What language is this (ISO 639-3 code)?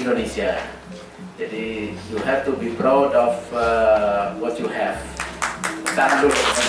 ind